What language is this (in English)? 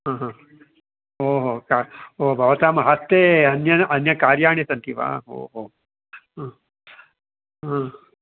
Sanskrit